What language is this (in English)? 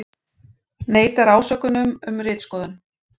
Icelandic